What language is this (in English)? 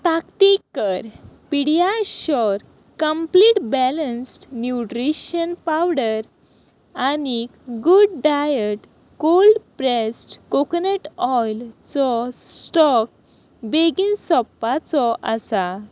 Konkani